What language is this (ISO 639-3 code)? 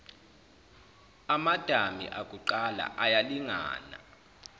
zul